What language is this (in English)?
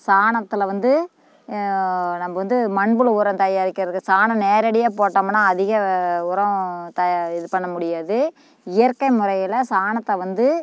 Tamil